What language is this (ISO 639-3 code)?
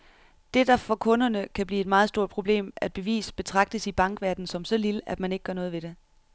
dan